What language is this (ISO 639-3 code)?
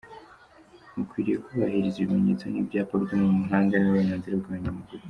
kin